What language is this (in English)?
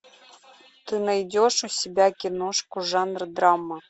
Russian